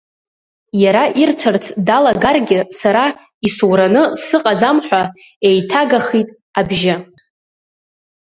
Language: Abkhazian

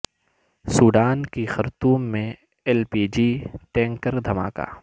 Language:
Urdu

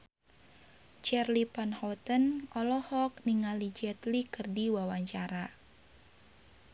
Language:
Sundanese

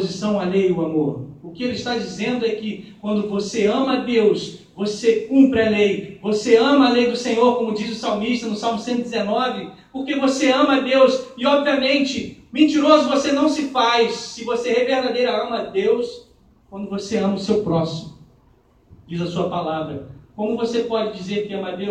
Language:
Portuguese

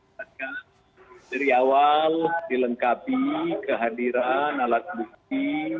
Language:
Indonesian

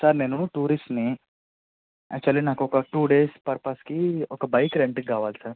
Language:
Telugu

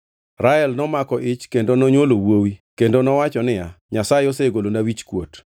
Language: Luo (Kenya and Tanzania)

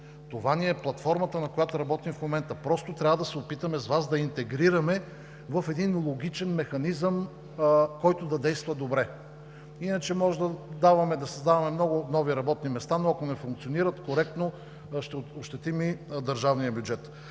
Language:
Bulgarian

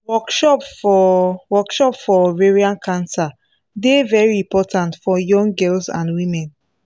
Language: Nigerian Pidgin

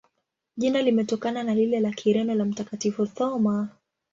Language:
Swahili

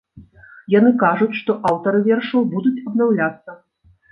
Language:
Belarusian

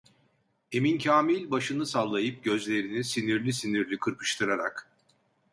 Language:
Turkish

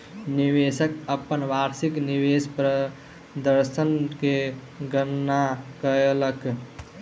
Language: Maithili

